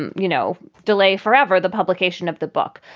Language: English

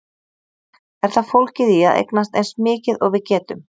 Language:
Icelandic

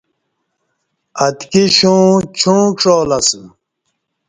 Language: Kati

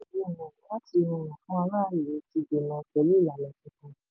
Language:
Yoruba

